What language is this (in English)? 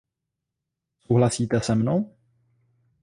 Czech